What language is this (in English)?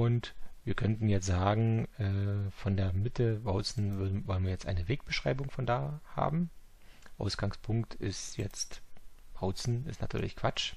German